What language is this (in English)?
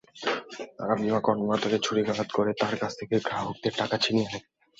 Bangla